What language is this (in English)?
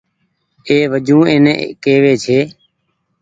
Goaria